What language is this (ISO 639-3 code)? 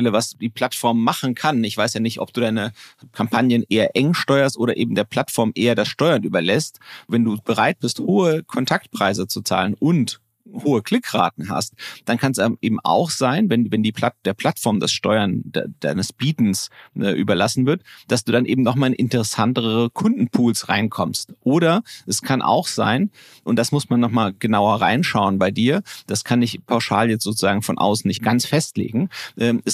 deu